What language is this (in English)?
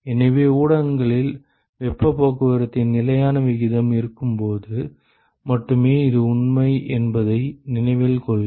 Tamil